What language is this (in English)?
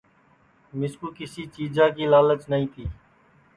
Sansi